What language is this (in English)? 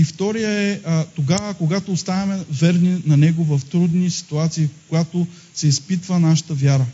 Bulgarian